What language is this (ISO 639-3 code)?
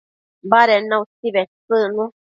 mcf